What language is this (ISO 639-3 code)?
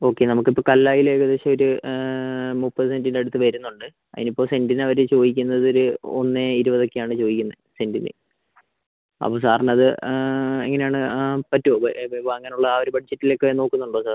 mal